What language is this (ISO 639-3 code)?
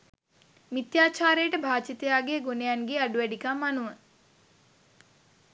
sin